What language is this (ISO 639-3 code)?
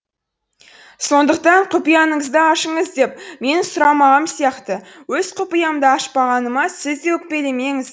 kaz